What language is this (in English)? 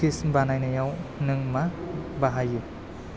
Bodo